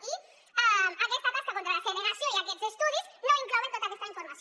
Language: Catalan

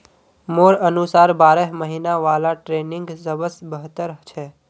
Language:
Magahi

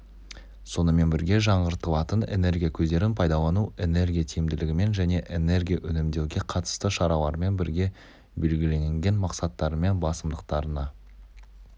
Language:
Kazakh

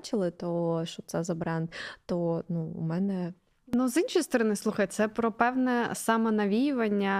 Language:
Ukrainian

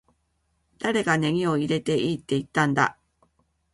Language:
Japanese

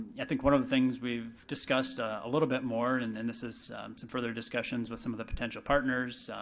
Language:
English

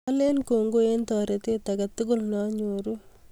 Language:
Kalenjin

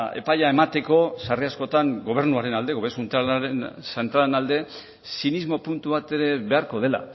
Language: Basque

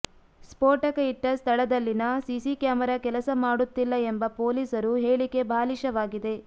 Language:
Kannada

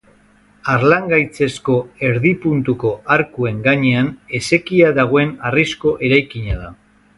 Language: Basque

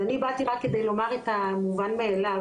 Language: Hebrew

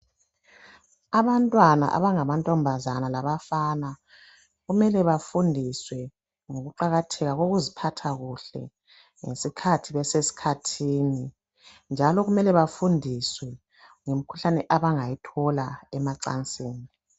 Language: North Ndebele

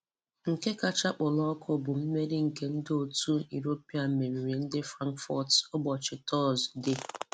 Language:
Igbo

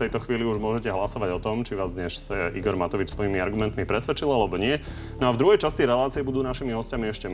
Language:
Slovak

